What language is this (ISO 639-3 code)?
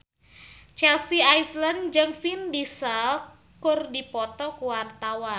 sun